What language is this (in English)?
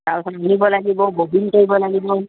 Assamese